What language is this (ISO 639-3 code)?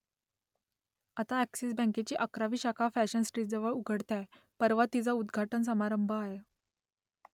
mar